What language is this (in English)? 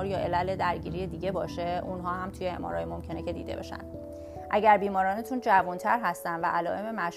Persian